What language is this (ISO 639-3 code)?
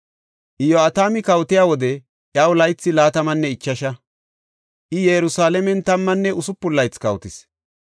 gof